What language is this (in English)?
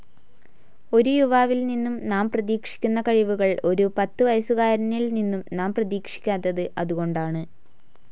Malayalam